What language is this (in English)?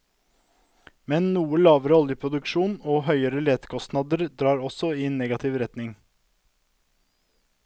Norwegian